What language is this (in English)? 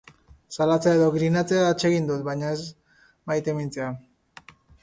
Basque